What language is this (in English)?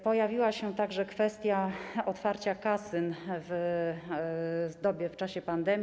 Polish